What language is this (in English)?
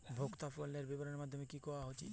Bangla